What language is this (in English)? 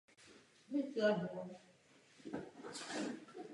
Czech